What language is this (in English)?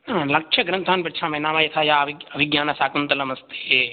Sanskrit